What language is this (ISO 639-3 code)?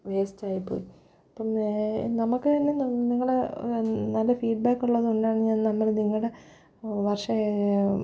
mal